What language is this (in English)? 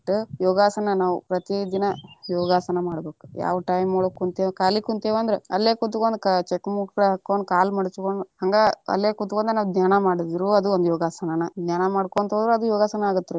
Kannada